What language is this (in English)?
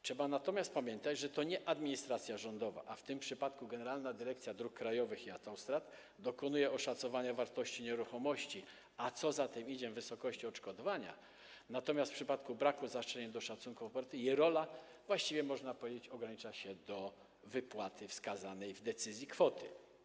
Polish